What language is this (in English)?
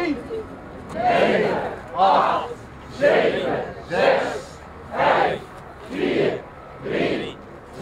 Dutch